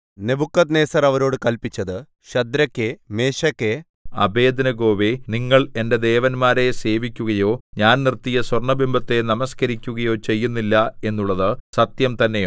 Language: Malayalam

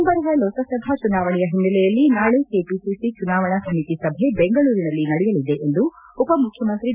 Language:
Kannada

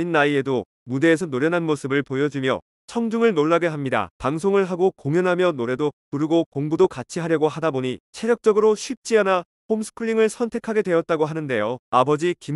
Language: Korean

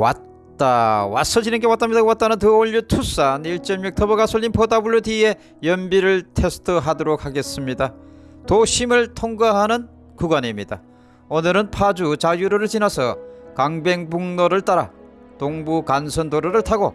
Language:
Korean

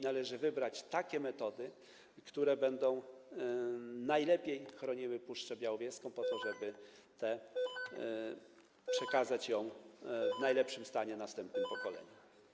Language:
Polish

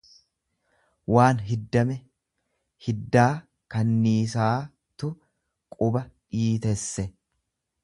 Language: Oromo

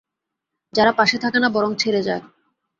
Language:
Bangla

